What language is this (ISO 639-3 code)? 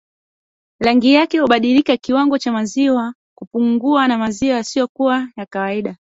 swa